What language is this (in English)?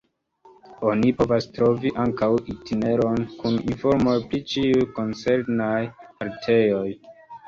Esperanto